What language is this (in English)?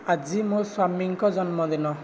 Odia